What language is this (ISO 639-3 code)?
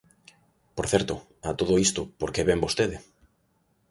glg